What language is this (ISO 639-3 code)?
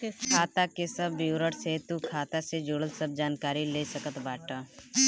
bho